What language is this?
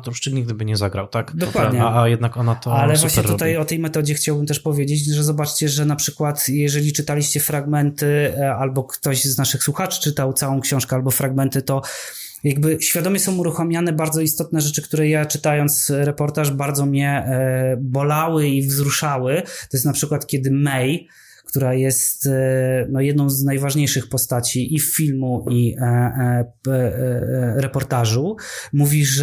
Polish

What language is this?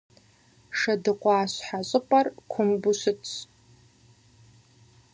Kabardian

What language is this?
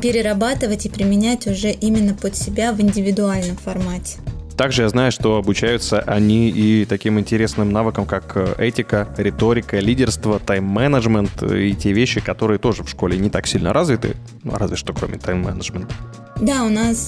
Russian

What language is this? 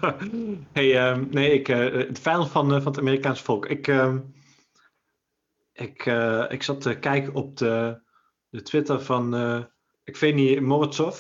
Dutch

